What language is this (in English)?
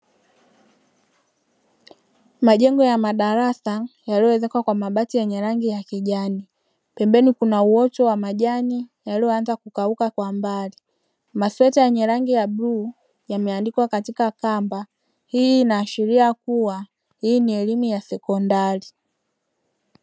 Swahili